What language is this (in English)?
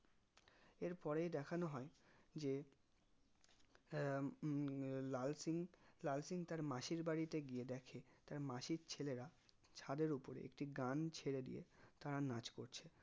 Bangla